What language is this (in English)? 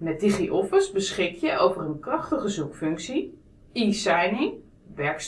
Dutch